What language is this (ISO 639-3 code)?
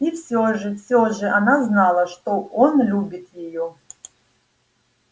rus